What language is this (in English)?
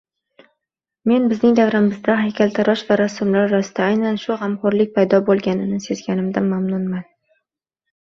Uzbek